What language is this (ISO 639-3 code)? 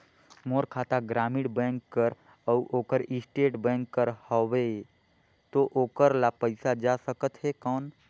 hne